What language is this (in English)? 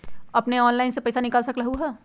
Magahi